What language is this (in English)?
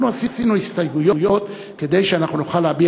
Hebrew